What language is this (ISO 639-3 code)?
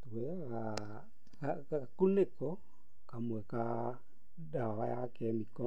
kik